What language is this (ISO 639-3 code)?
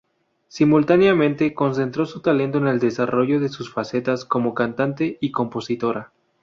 spa